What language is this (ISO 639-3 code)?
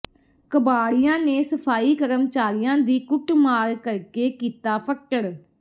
pan